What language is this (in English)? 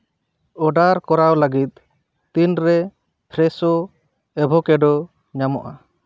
Santali